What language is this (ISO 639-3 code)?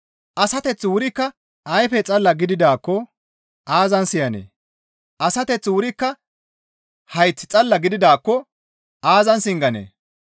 gmv